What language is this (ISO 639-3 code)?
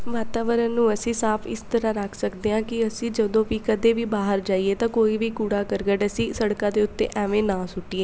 pan